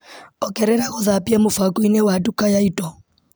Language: Kikuyu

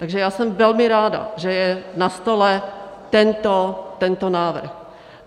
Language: Czech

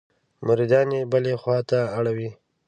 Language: Pashto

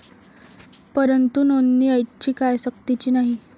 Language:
Marathi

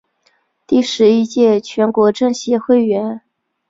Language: Chinese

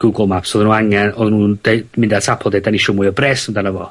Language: Welsh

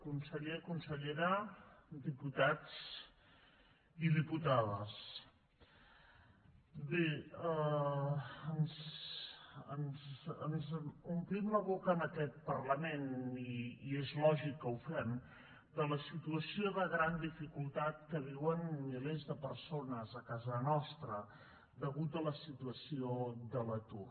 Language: Catalan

